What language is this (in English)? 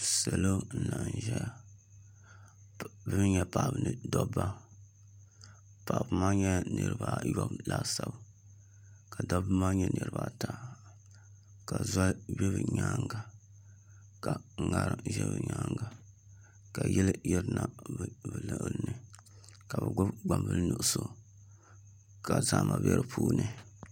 Dagbani